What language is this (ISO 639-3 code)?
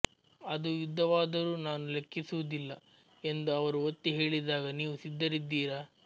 kan